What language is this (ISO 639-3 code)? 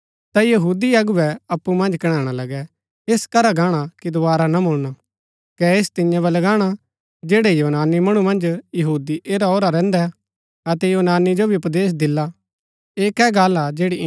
gbk